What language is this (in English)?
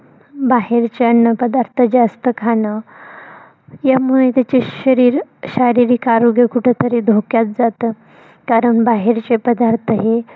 Marathi